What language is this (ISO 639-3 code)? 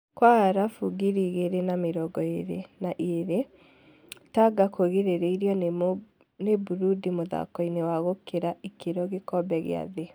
kik